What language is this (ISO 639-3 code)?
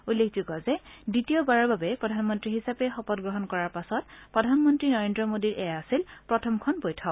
asm